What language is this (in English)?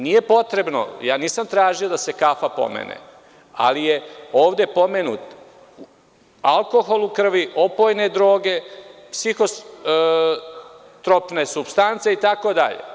Serbian